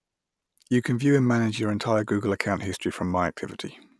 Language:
English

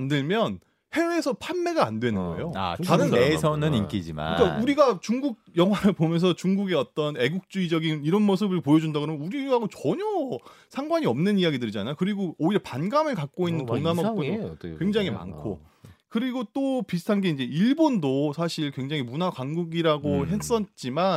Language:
Korean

